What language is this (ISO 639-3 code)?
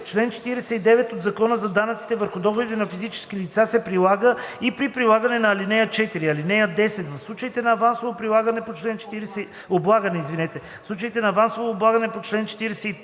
bul